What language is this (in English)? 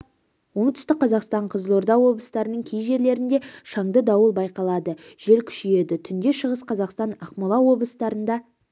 Kazakh